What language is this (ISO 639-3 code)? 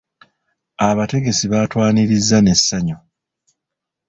lug